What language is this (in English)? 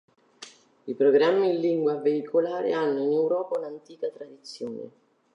Italian